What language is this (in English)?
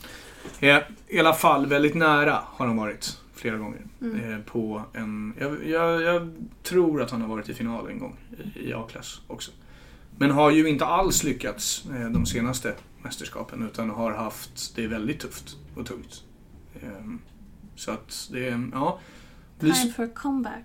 Swedish